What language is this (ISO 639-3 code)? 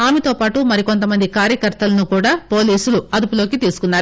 tel